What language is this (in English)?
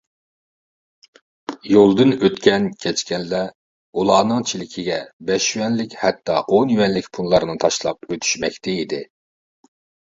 Uyghur